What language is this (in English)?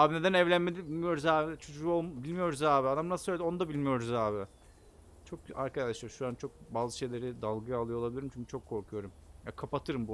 Turkish